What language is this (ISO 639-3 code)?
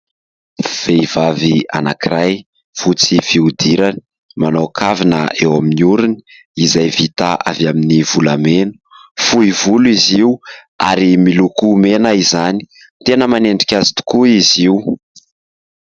mlg